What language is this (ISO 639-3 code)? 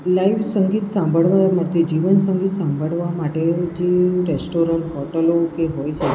guj